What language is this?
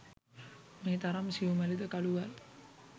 Sinhala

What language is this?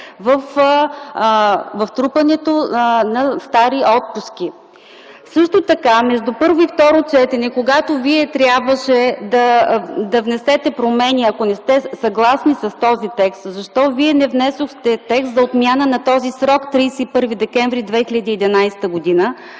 Bulgarian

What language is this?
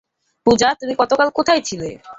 Bangla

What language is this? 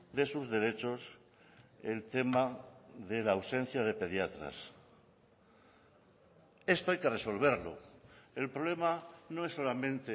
Spanish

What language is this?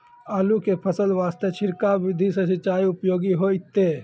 Maithili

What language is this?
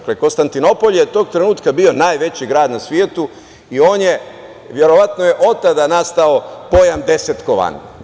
Serbian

